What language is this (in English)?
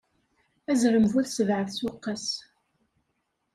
Kabyle